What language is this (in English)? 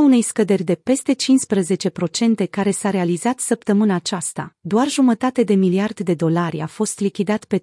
Romanian